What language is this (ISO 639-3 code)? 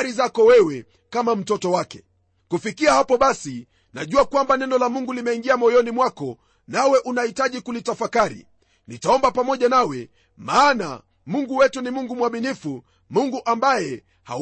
swa